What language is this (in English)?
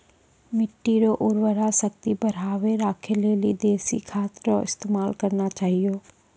Maithili